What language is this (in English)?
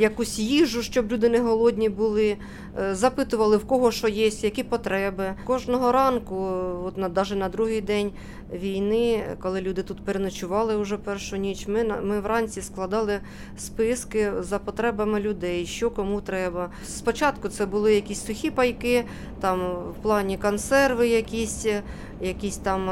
Ukrainian